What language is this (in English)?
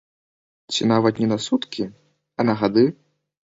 Belarusian